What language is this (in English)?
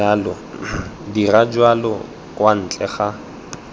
Tswana